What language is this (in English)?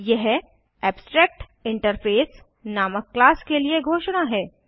Hindi